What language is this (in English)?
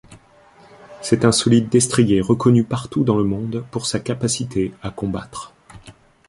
French